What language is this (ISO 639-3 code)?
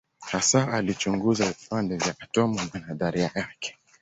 swa